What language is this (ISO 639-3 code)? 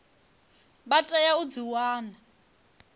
ven